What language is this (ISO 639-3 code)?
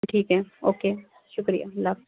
urd